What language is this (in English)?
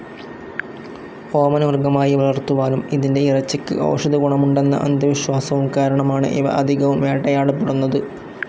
Malayalam